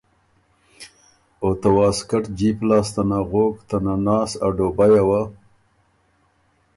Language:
Ormuri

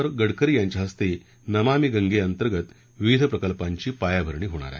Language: Marathi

